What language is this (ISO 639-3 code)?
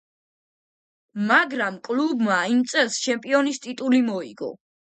kat